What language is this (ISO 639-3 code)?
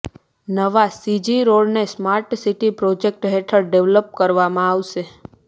guj